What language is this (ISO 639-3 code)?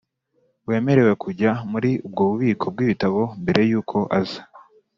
kin